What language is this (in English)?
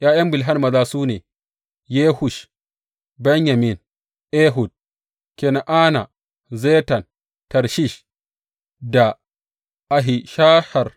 Hausa